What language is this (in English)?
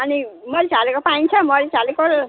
Nepali